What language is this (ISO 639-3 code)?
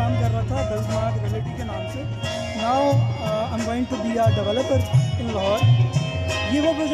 hin